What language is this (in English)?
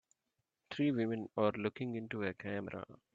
English